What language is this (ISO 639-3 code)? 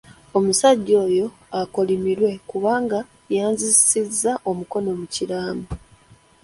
lug